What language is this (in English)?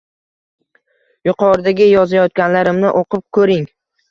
Uzbek